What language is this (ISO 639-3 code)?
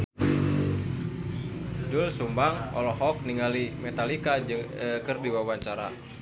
sun